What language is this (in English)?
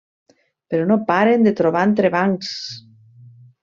Catalan